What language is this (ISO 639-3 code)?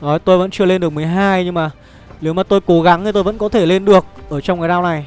vie